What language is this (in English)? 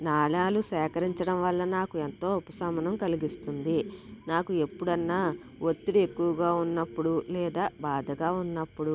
Telugu